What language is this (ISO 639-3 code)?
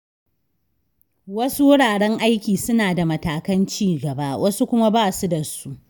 hau